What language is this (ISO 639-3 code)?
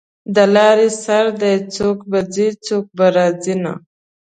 pus